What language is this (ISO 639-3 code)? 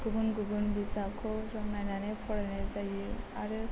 brx